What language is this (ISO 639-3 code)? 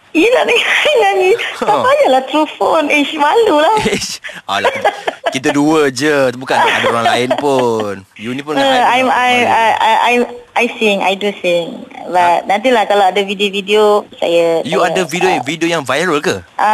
msa